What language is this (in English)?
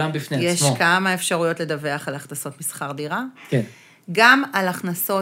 Hebrew